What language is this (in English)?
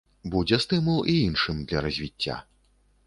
Belarusian